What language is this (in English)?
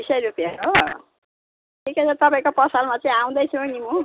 Nepali